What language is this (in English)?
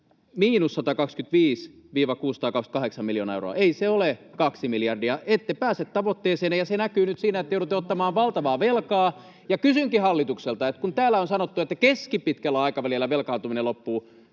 Finnish